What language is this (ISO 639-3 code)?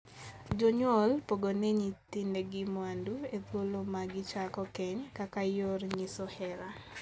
luo